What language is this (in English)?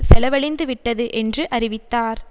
Tamil